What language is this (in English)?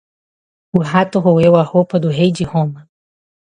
Portuguese